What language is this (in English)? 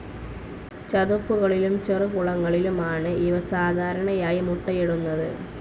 Malayalam